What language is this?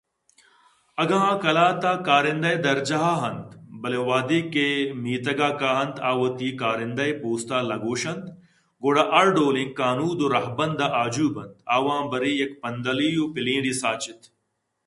Eastern Balochi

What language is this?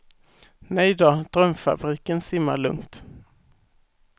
Swedish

